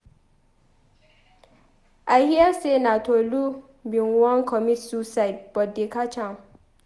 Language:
Nigerian Pidgin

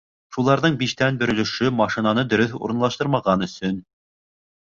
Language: Bashkir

